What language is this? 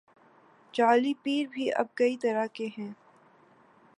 Urdu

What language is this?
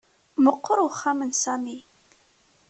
Kabyle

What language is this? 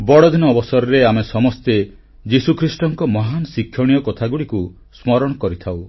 Odia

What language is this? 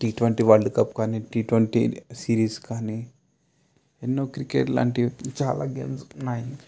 Telugu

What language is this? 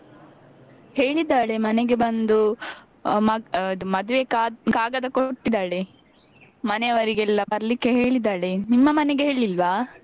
Kannada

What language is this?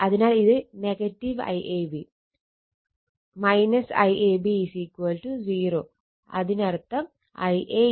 Malayalam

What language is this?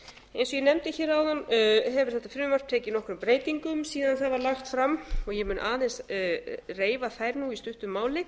Icelandic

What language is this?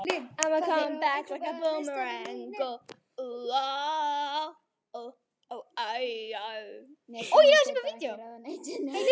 Icelandic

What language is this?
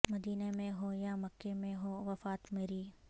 Urdu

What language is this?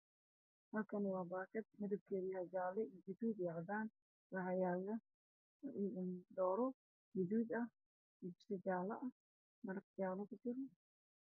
Somali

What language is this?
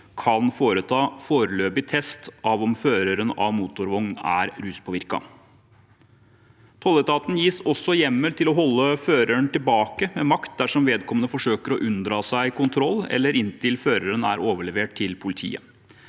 Norwegian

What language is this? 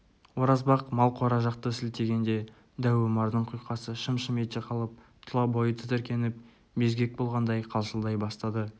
Kazakh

